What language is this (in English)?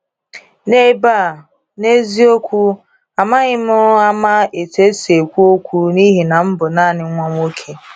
Igbo